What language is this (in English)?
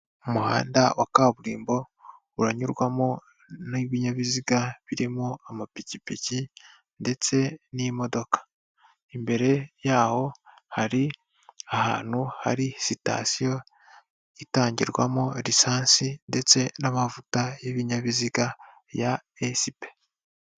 Kinyarwanda